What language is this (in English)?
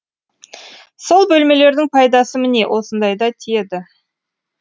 Kazakh